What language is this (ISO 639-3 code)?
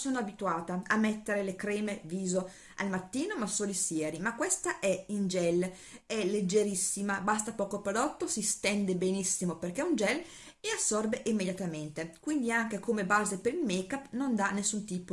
ita